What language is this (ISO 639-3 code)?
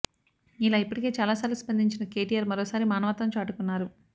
tel